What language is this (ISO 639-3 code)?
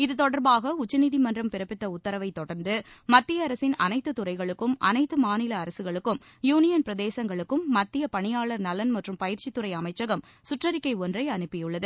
tam